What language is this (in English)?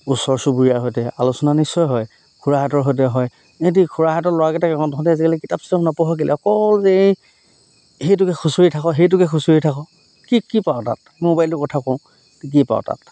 Assamese